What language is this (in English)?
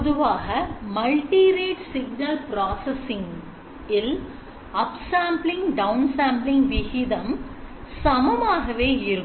Tamil